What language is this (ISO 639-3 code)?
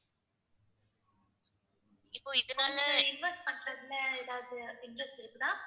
tam